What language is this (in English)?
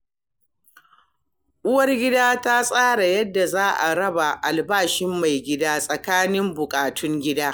Hausa